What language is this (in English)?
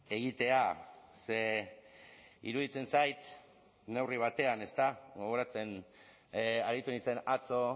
Basque